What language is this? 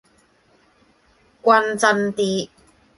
Cantonese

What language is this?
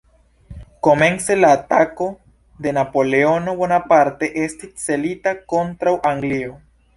Esperanto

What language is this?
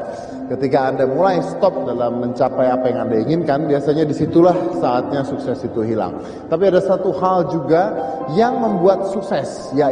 Indonesian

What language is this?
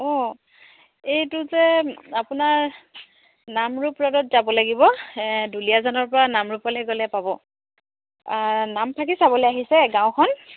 Assamese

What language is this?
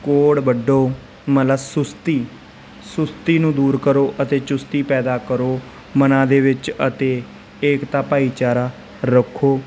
Punjabi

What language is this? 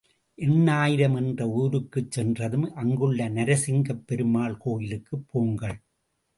Tamil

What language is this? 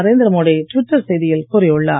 Tamil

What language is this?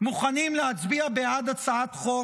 Hebrew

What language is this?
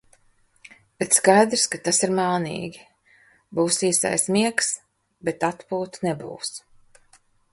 Latvian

